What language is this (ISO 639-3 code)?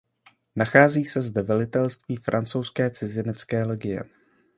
ces